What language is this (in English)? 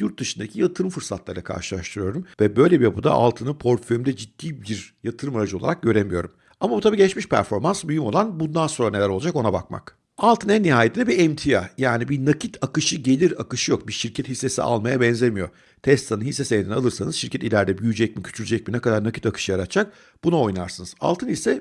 Turkish